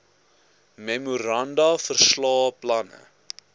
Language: Afrikaans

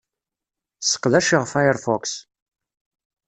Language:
Kabyle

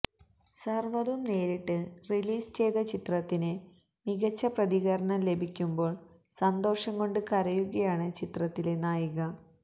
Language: Malayalam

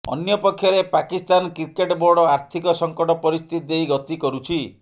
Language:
Odia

